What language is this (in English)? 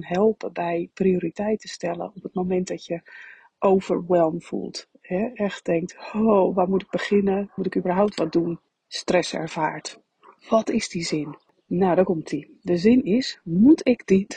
Dutch